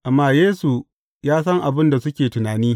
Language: Hausa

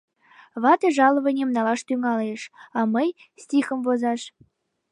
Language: Mari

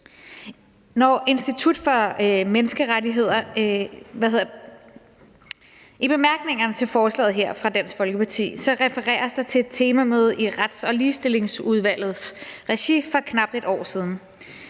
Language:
Danish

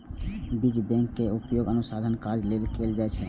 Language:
Maithili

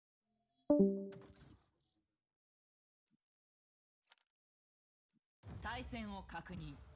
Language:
Japanese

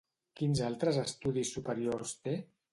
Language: Catalan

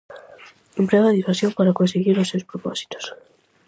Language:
Galician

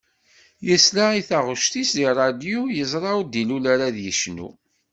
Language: Kabyle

